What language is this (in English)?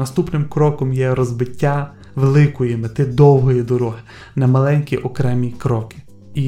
Ukrainian